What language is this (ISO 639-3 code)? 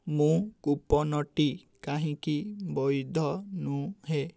ori